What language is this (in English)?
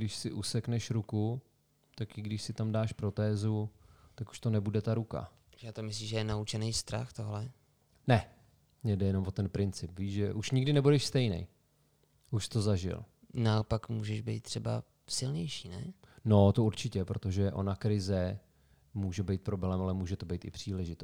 Czech